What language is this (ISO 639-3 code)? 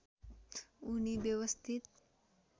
nep